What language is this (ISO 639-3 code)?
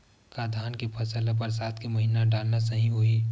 hne